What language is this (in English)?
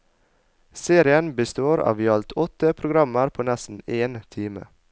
Norwegian